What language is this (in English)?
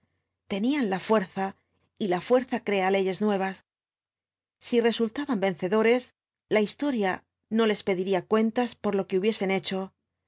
Spanish